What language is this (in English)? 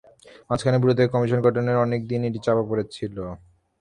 Bangla